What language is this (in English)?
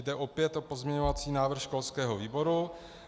Czech